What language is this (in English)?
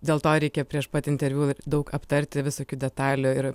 Lithuanian